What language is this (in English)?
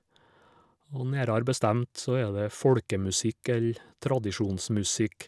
Norwegian